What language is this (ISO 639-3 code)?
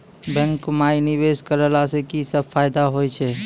mai